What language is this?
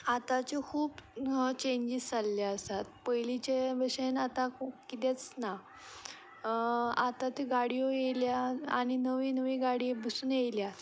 Konkani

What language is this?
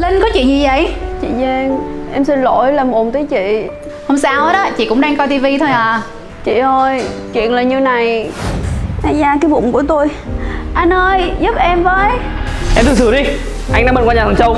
Vietnamese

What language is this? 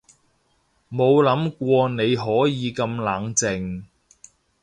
Cantonese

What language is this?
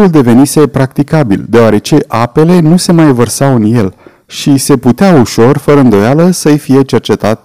Romanian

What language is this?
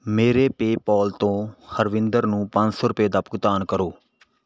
Punjabi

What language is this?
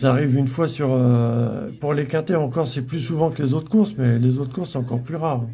French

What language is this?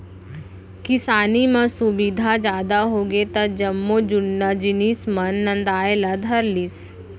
Chhattisgarhi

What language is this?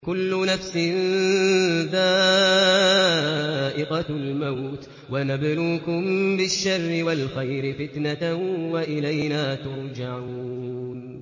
Arabic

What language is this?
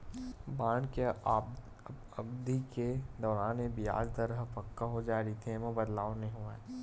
Chhattisgarhi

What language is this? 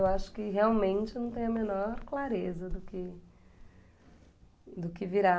Portuguese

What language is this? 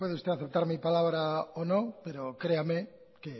Spanish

